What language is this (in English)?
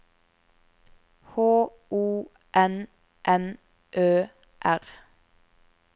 Norwegian